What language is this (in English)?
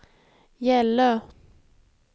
Swedish